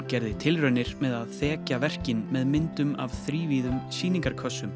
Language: Icelandic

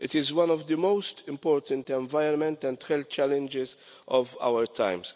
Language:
English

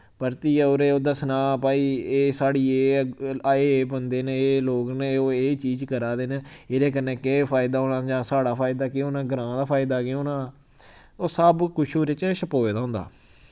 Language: Dogri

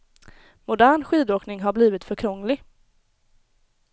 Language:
Swedish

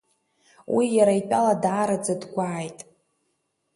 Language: Abkhazian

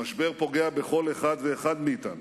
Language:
Hebrew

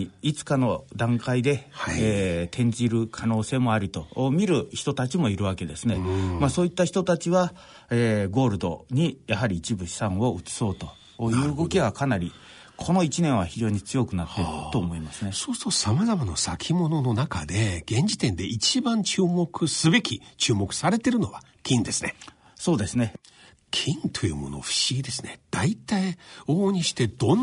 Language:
Japanese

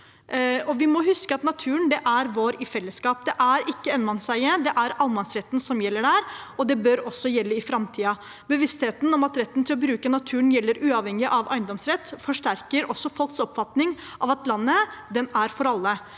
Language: Norwegian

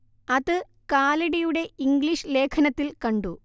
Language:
Malayalam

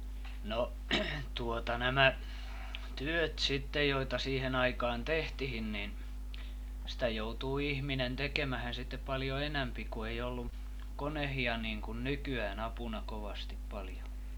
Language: Finnish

